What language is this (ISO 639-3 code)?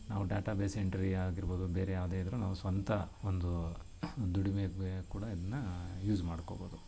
kan